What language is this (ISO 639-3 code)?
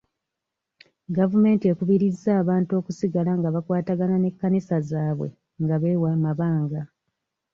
lug